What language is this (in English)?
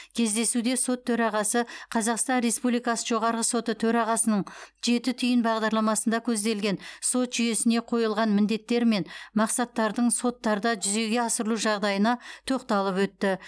Kazakh